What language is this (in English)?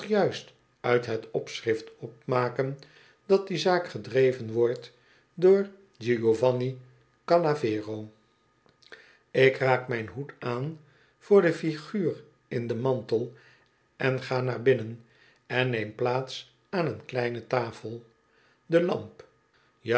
Dutch